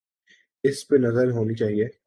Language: Urdu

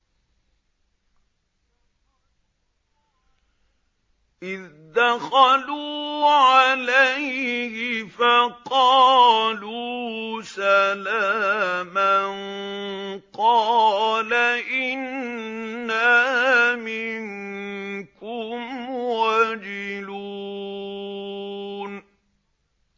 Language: Arabic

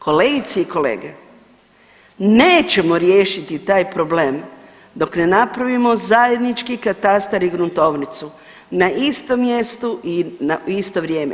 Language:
Croatian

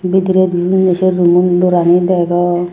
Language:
Chakma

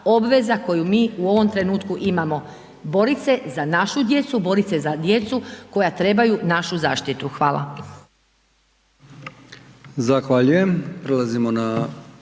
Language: Croatian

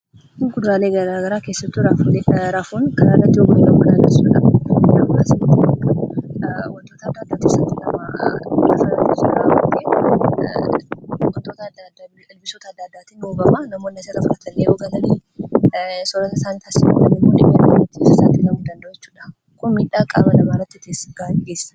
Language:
Oromo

